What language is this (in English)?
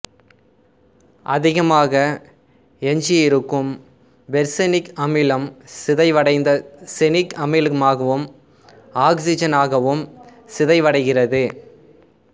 Tamil